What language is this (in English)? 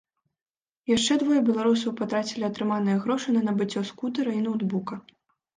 Belarusian